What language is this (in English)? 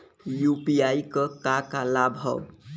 Bhojpuri